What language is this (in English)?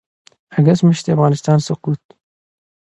Pashto